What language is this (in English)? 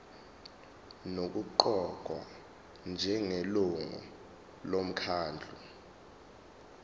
Zulu